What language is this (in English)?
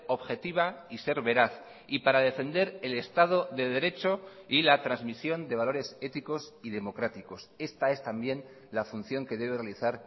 Spanish